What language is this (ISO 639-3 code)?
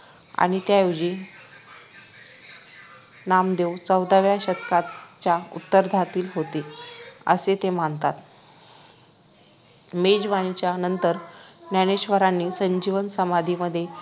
mar